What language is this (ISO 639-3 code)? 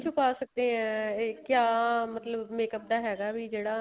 pan